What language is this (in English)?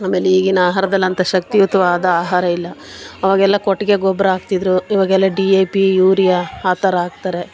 Kannada